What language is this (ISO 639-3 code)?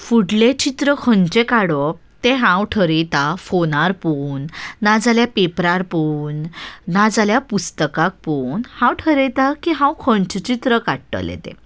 kok